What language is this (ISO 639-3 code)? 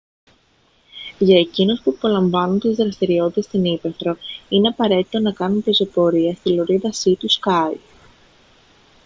ell